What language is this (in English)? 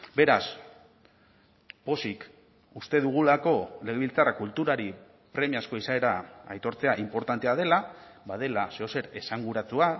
Basque